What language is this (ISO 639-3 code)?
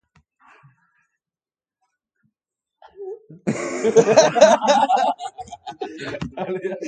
eus